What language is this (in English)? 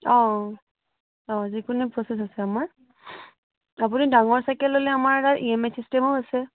Assamese